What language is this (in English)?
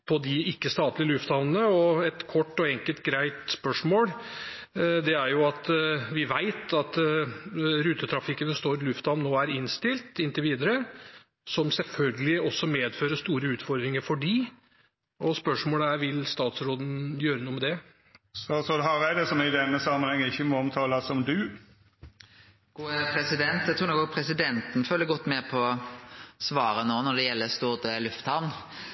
Norwegian